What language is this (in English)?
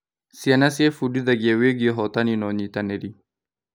Kikuyu